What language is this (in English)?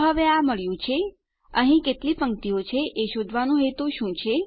Gujarati